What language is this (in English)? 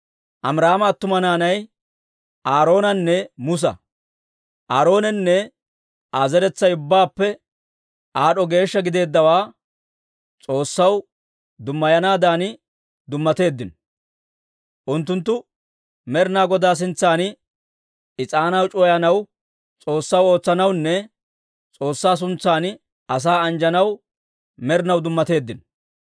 Dawro